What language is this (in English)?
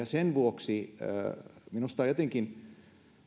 Finnish